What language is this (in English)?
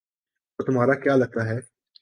Urdu